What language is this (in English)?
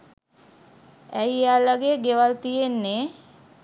Sinhala